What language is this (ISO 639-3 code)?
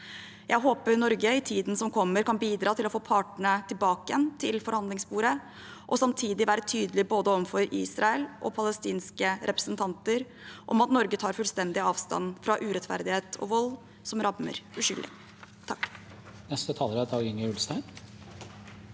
nor